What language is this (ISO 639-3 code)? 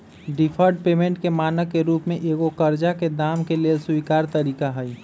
mag